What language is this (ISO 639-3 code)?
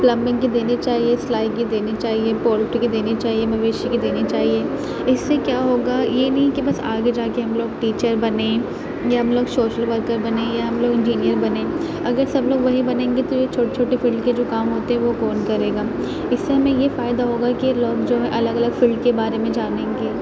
urd